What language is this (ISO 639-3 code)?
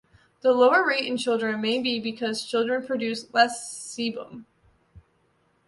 eng